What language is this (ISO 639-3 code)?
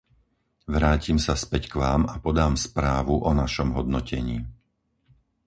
slk